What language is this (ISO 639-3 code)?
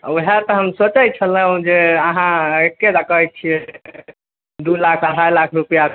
mai